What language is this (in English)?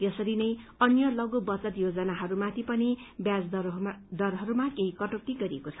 Nepali